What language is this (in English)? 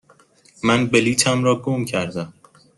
Persian